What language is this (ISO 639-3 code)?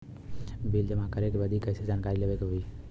bho